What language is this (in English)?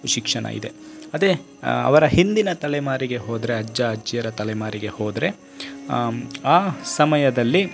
Kannada